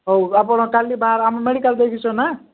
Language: Odia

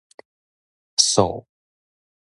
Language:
Min Nan Chinese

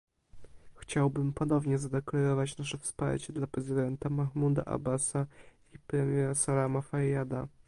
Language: Polish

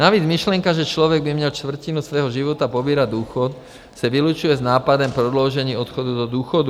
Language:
Czech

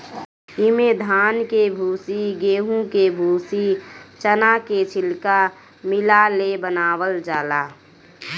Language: Bhojpuri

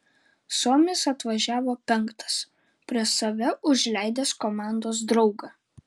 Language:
Lithuanian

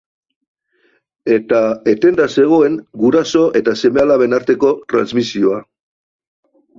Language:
Basque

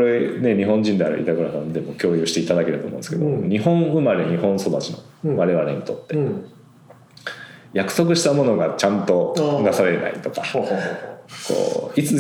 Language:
Japanese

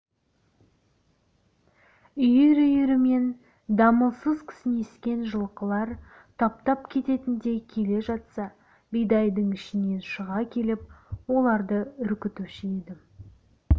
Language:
Kazakh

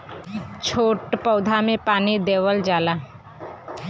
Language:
Bhojpuri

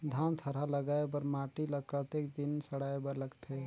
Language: Chhattisgarhi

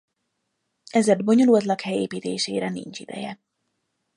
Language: Hungarian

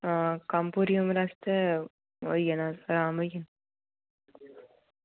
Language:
Dogri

